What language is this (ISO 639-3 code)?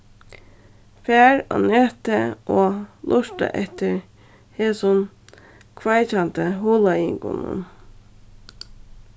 fao